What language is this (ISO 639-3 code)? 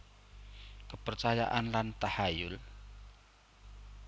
jav